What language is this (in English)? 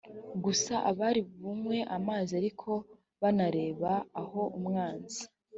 Kinyarwanda